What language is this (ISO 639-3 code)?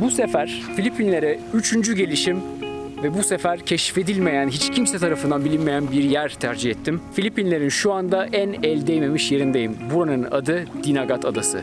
tur